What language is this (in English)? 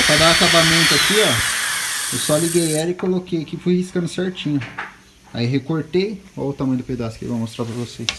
Portuguese